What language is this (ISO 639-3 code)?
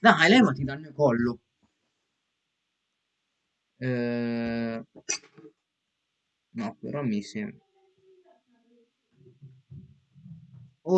ita